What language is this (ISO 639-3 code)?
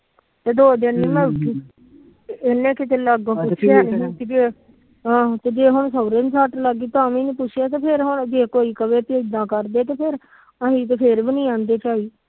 pan